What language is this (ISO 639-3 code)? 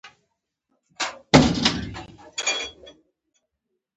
pus